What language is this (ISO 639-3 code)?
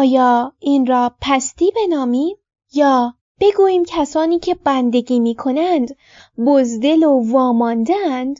fas